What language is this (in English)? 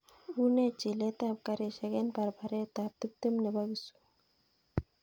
Kalenjin